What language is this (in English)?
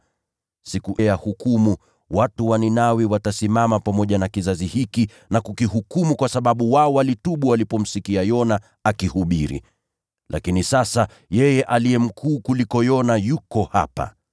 Swahili